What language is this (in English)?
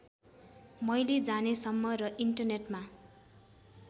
Nepali